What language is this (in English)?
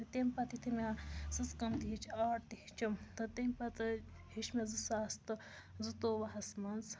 Kashmiri